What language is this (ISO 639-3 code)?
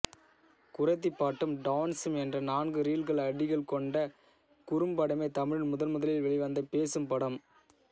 tam